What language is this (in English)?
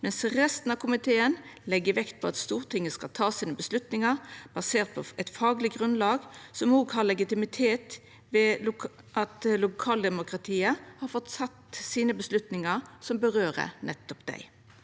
Norwegian